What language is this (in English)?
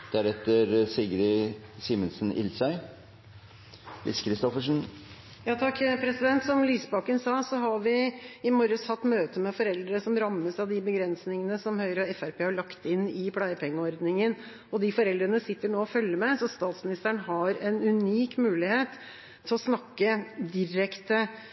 Norwegian